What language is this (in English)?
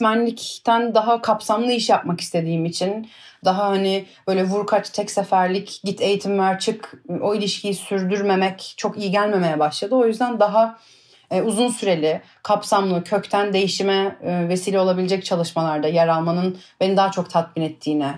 Turkish